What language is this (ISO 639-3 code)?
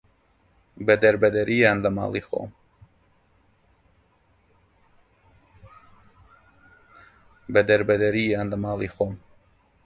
ckb